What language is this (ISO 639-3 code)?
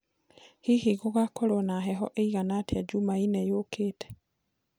kik